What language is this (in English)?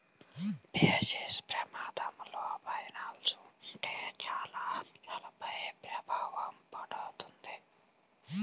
Telugu